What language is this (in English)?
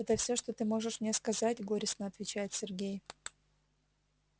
Russian